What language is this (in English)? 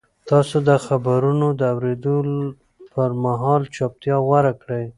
Pashto